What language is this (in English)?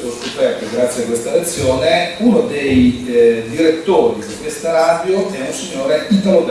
Italian